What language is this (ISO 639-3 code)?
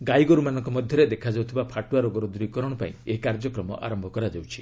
ori